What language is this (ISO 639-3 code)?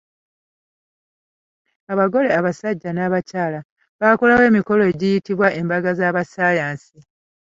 lug